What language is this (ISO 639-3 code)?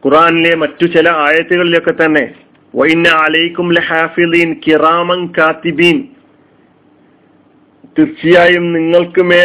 mal